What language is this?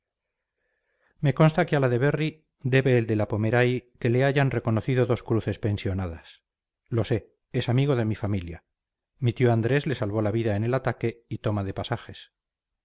Spanish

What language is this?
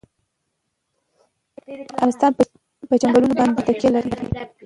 Pashto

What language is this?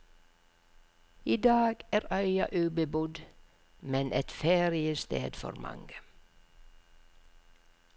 Norwegian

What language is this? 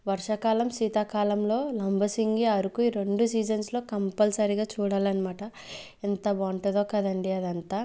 Telugu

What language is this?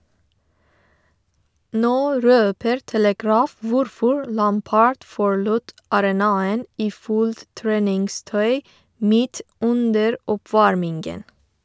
Norwegian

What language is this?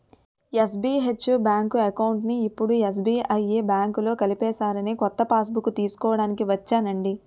Telugu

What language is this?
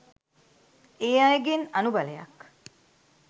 Sinhala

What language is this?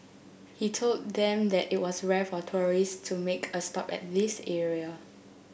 English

